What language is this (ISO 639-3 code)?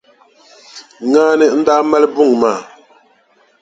dag